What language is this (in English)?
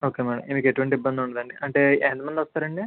Telugu